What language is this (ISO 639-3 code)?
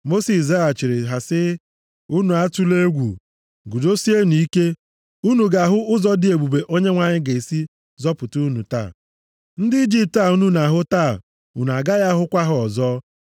ibo